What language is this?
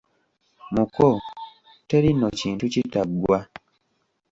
Ganda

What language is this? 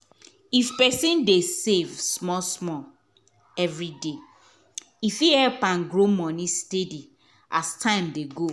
Nigerian Pidgin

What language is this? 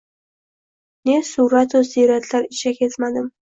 Uzbek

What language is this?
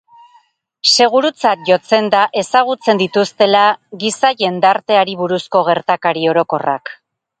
Basque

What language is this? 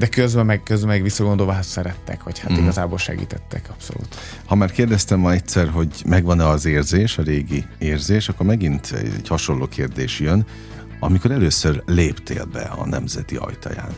Hungarian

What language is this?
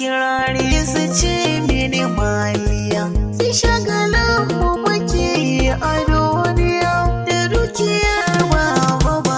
Polish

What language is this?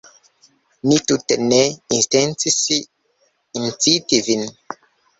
Esperanto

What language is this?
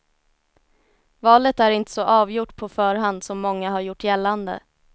Swedish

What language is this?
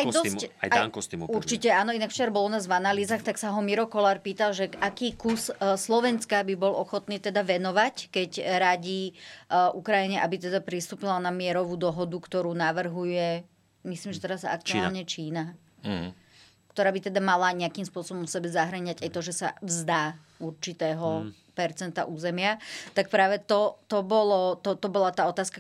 Slovak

